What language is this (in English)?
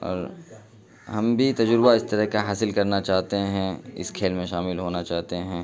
Urdu